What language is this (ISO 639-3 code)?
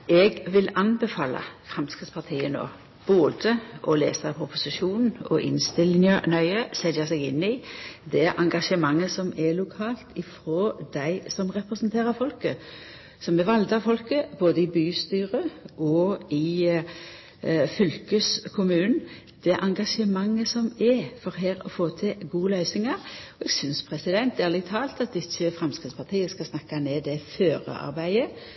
nno